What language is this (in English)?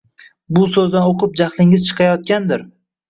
Uzbek